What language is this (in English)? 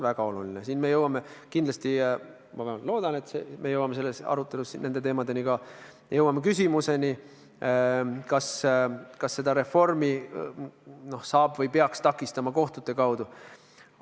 Estonian